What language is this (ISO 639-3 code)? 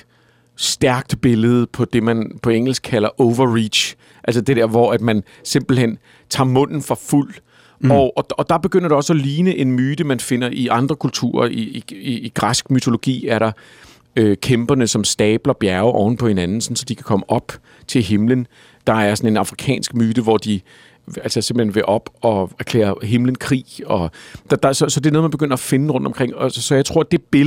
dan